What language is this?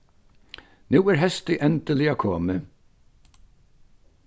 Faroese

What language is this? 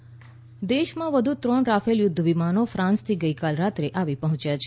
Gujarati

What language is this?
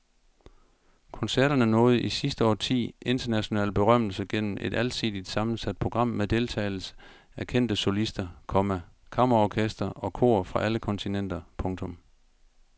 Danish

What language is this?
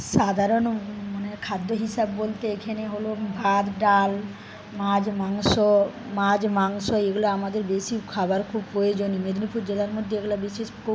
Bangla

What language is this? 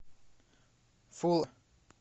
Russian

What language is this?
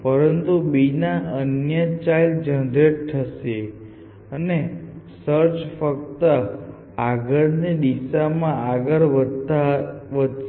Gujarati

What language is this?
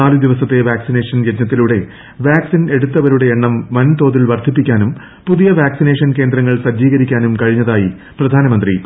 Malayalam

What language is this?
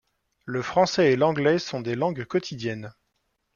French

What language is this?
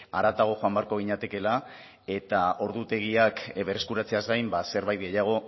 Basque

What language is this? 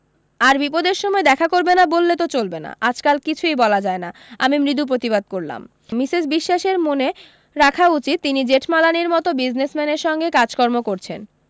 Bangla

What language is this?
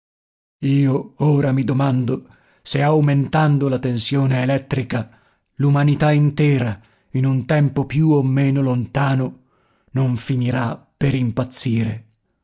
Italian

